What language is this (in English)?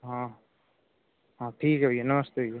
Hindi